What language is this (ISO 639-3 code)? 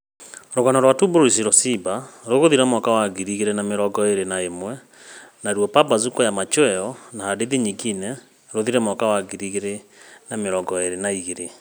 kik